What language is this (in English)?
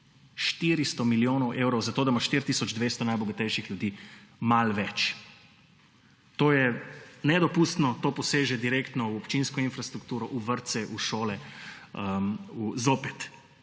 Slovenian